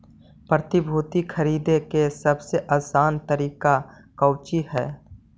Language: Magahi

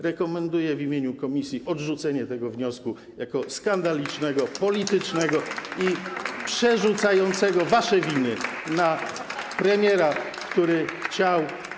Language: Polish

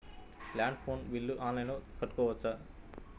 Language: Telugu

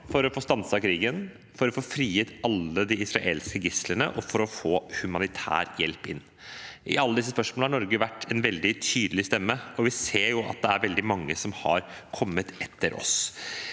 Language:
Norwegian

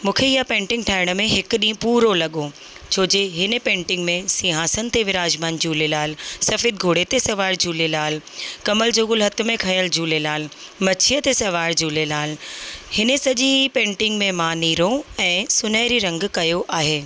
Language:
Sindhi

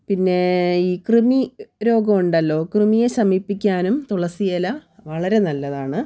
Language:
Malayalam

